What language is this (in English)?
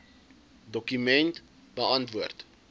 Afrikaans